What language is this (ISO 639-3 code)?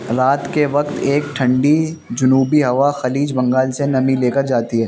urd